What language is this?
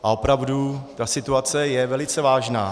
Czech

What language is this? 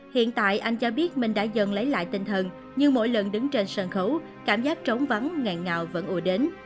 Vietnamese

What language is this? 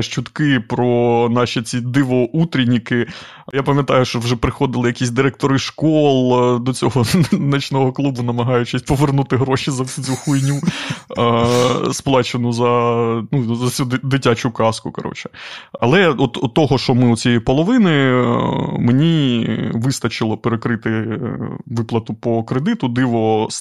Ukrainian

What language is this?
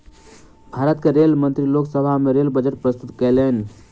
Maithili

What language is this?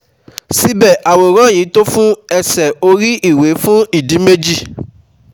Yoruba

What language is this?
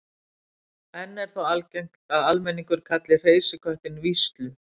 Icelandic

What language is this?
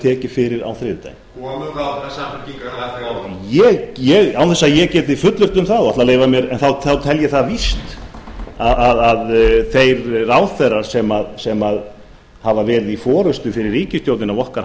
Icelandic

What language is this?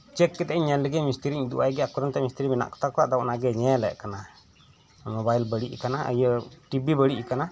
Santali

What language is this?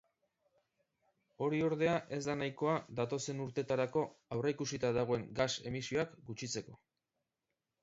Basque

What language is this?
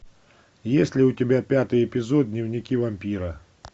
Russian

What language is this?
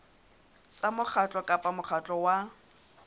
Southern Sotho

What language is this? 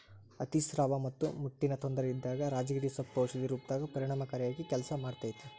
Kannada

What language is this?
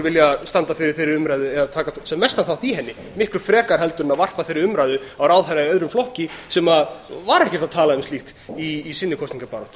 Icelandic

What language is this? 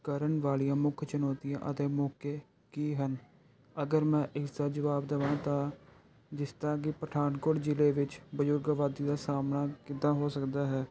Punjabi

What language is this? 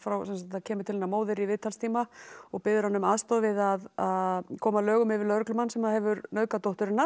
Icelandic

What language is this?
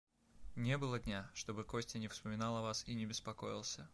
Russian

